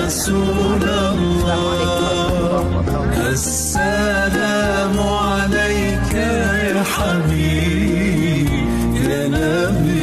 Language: Indonesian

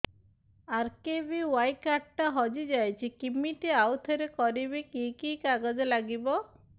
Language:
Odia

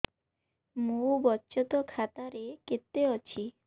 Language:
Odia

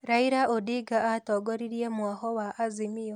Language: Kikuyu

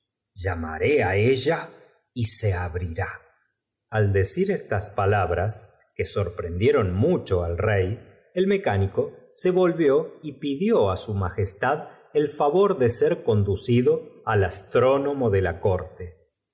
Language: Spanish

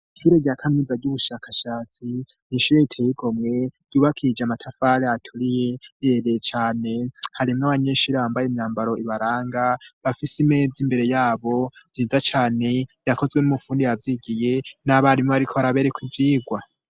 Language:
Rundi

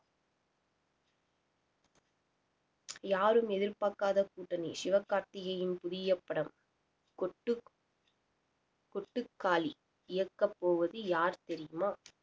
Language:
Tamil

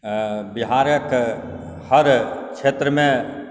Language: Maithili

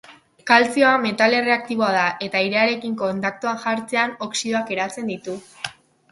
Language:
Basque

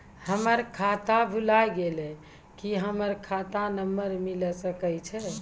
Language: Maithili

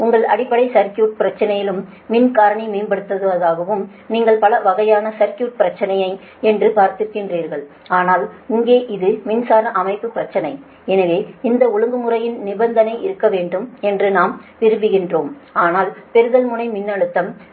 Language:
Tamil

